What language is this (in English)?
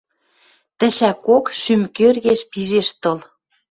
Western Mari